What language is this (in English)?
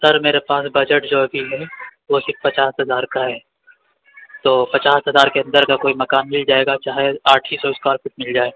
Urdu